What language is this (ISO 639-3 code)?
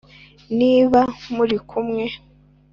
kin